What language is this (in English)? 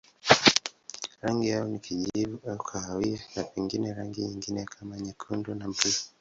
Swahili